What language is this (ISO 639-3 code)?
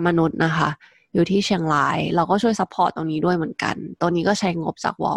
tha